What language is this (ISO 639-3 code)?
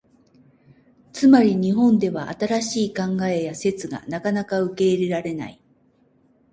jpn